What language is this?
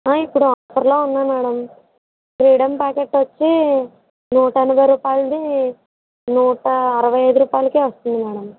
Telugu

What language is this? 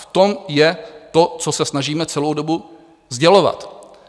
Czech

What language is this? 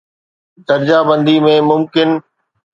Sindhi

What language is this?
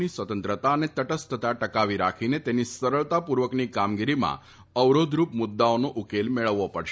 Gujarati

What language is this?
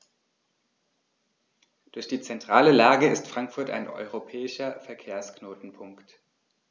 German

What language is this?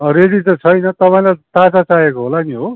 Nepali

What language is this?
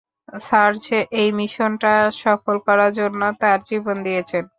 Bangla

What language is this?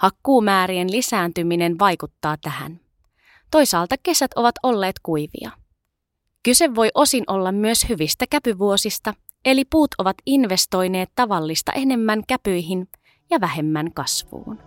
Finnish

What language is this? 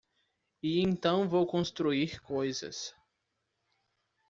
Portuguese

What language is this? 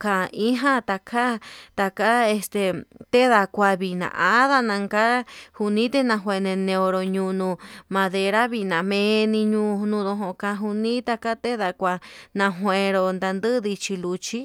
Yutanduchi Mixtec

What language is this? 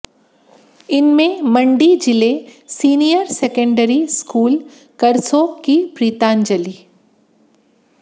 Hindi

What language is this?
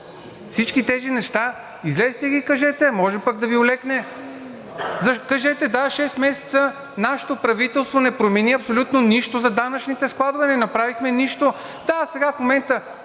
Bulgarian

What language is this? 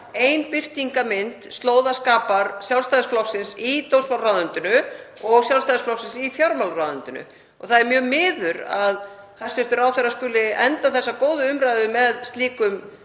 Icelandic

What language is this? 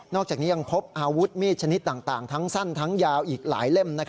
Thai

